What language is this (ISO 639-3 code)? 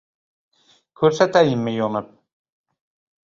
uzb